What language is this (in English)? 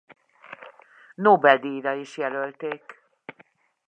Hungarian